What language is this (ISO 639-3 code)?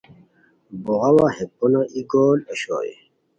khw